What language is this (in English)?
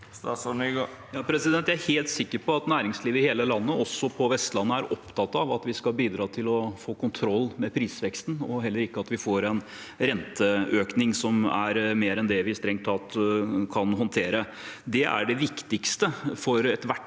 Norwegian